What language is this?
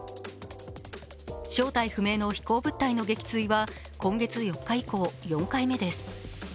Japanese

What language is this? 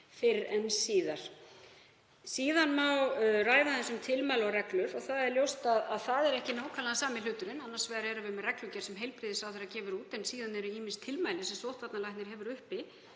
Icelandic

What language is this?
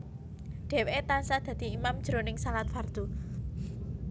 Javanese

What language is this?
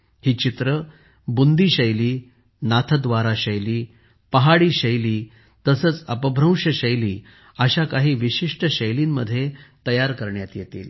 Marathi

